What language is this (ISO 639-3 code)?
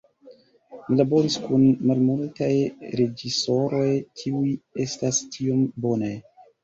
epo